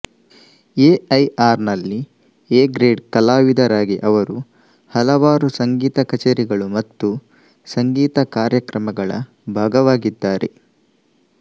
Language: Kannada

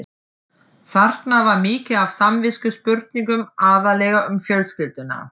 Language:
Icelandic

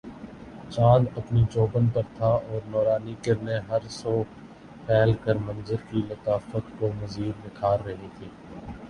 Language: Urdu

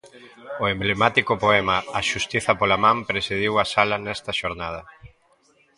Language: Galician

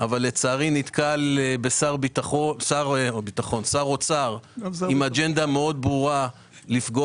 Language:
Hebrew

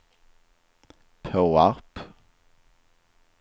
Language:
Swedish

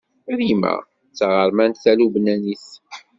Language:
Kabyle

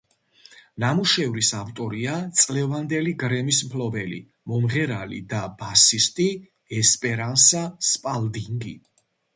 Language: Georgian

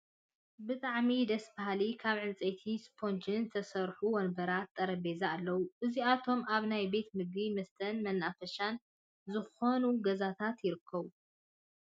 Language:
Tigrinya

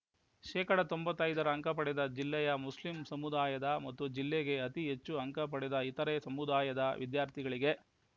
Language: Kannada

